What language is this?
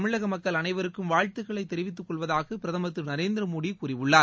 Tamil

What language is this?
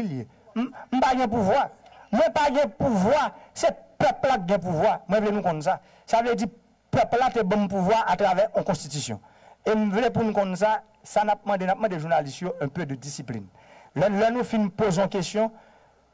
French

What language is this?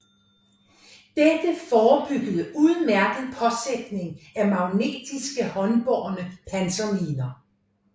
Danish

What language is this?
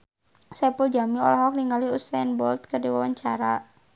Sundanese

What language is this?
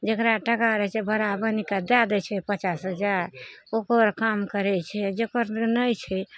Maithili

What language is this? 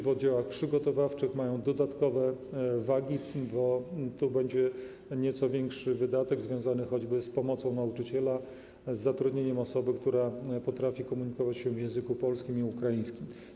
Polish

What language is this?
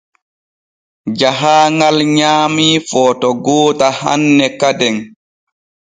Borgu Fulfulde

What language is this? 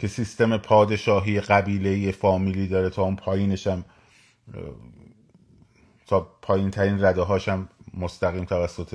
Persian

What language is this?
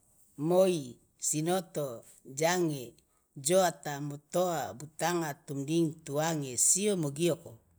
Loloda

